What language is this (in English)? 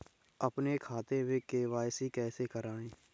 Hindi